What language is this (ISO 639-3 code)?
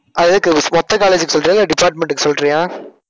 tam